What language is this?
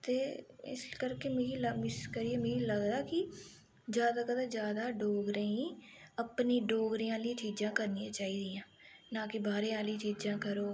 Dogri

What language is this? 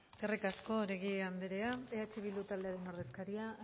Basque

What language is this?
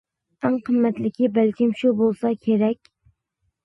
Uyghur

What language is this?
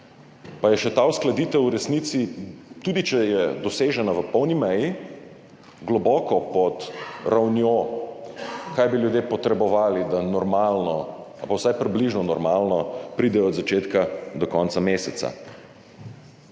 Slovenian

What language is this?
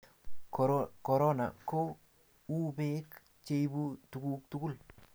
Kalenjin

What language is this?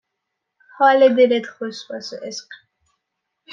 Persian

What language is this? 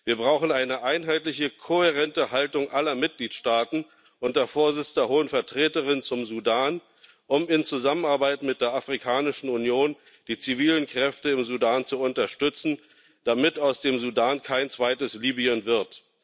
German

